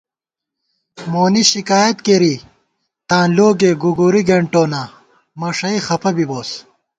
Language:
Gawar-Bati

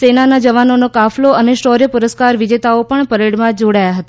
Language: Gujarati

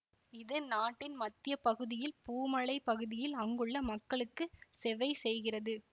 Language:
Tamil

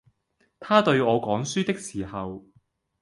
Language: Cantonese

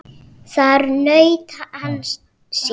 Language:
Icelandic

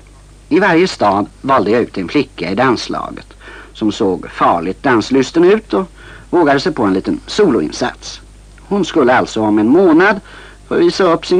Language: Swedish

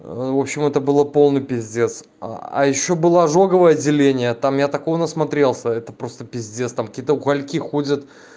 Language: Russian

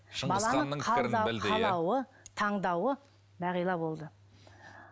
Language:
Kazakh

